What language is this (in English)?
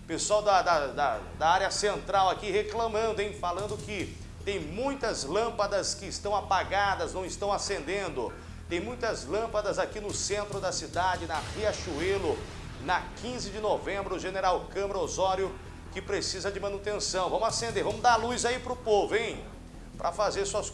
Portuguese